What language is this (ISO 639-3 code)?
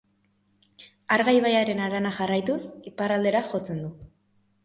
eus